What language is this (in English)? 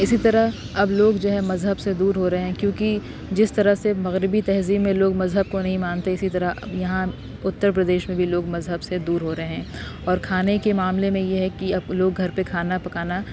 Urdu